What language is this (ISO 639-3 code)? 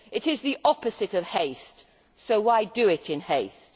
eng